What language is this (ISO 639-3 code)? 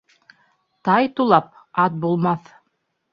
bak